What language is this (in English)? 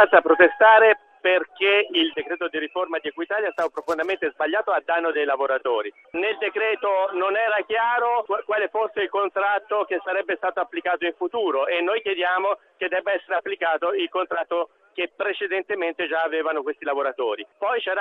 Italian